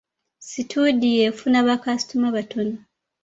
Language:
Ganda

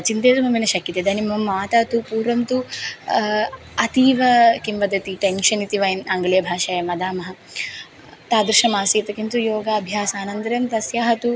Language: Sanskrit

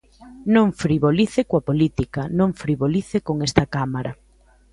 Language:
Galician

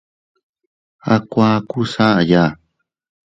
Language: Teutila Cuicatec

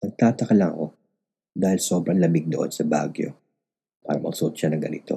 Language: Filipino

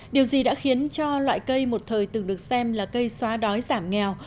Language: Vietnamese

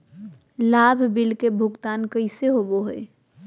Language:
Magahi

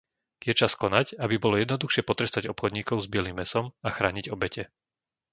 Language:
Slovak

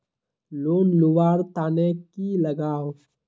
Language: Magahi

